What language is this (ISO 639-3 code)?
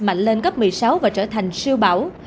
vie